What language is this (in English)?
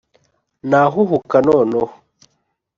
Kinyarwanda